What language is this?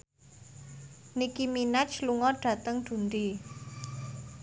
Javanese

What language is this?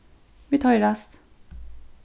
Faroese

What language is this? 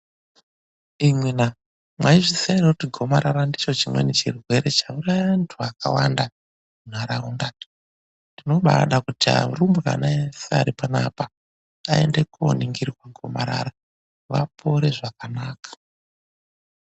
Ndau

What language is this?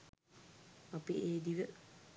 Sinhala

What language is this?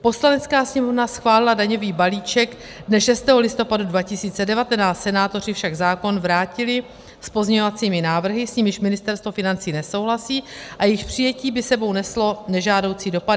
Czech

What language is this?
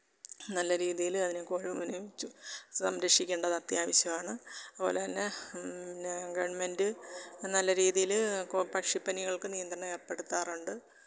Malayalam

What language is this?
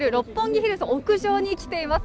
Japanese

